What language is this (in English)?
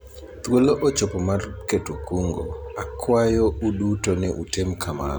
Luo (Kenya and Tanzania)